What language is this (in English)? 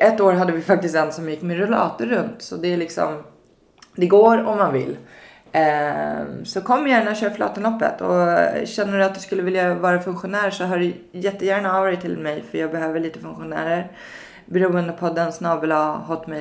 Swedish